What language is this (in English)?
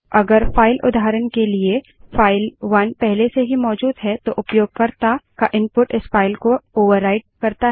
Hindi